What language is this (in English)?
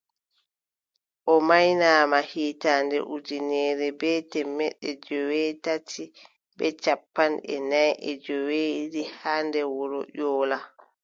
Adamawa Fulfulde